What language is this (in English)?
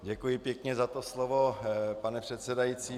Czech